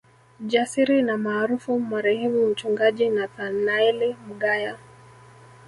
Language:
Swahili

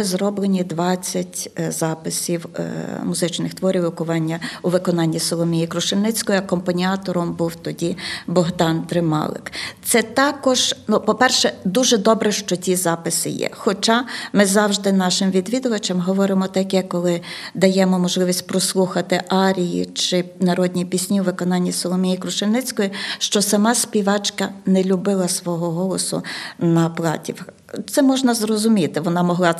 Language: Ukrainian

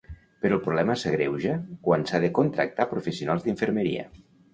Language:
Catalan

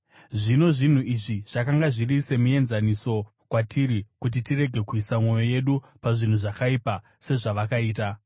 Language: Shona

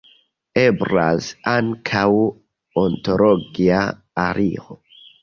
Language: Esperanto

